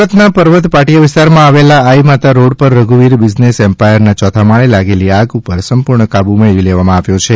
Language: Gujarati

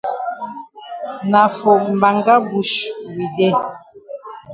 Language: Cameroon Pidgin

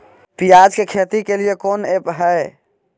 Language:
Magahi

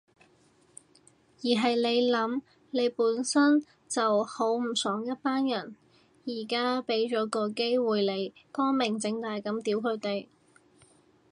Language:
Cantonese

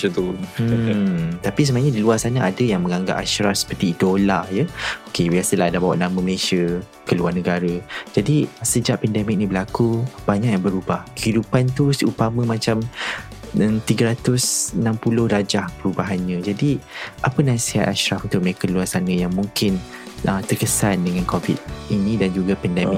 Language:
Malay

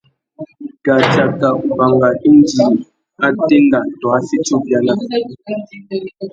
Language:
Tuki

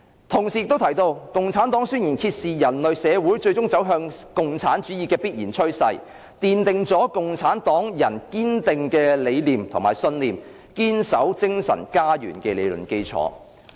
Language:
Cantonese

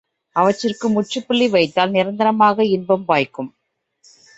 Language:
Tamil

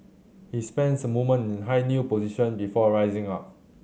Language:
English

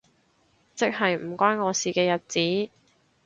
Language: Cantonese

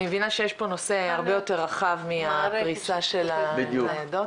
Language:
Hebrew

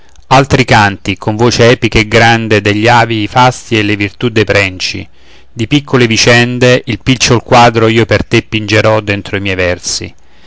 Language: Italian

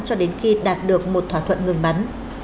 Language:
Vietnamese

